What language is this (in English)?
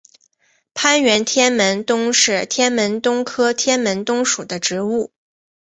Chinese